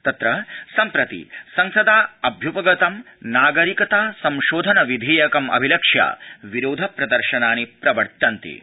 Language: Sanskrit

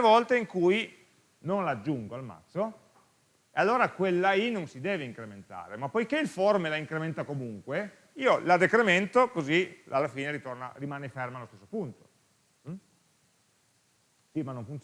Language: Italian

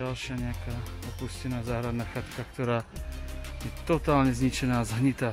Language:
Polish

